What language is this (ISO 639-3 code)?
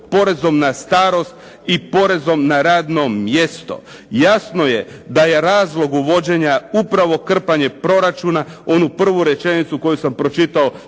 hrv